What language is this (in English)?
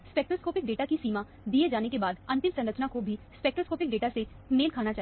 Hindi